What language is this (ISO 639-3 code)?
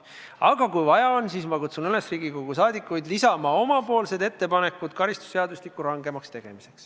est